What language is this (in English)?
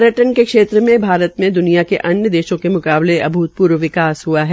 Hindi